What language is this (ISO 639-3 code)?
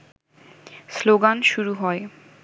ben